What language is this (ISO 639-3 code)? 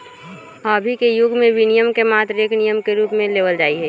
mag